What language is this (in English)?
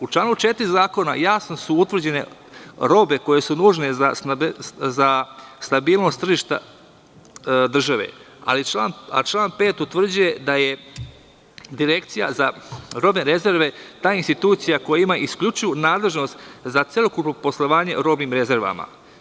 Serbian